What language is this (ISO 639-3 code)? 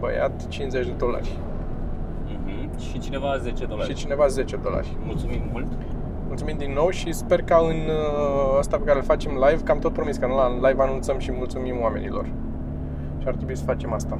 ron